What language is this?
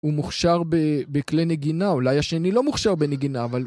Hebrew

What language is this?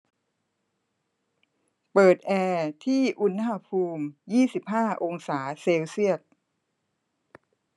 Thai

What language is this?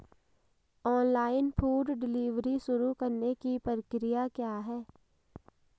Hindi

